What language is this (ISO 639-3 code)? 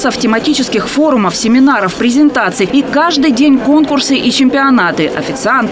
rus